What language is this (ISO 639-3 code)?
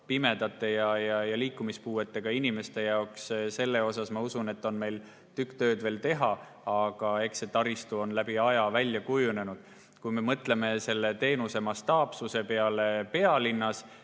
est